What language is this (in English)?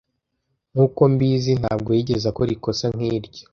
Kinyarwanda